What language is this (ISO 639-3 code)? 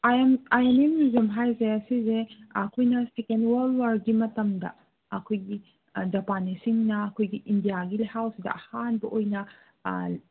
mni